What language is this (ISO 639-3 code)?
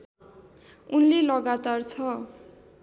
nep